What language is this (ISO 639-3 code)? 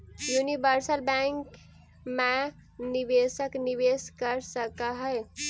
mag